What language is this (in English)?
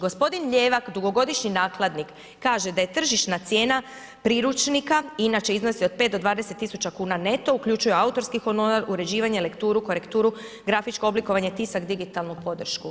Croatian